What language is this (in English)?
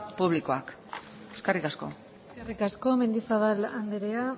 Basque